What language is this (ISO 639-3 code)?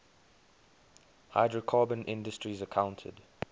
eng